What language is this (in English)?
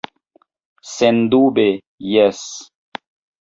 Esperanto